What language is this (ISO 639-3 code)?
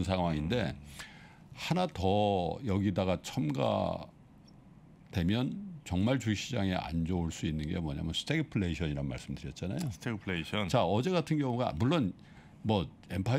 kor